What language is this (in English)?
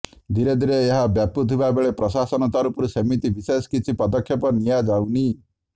Odia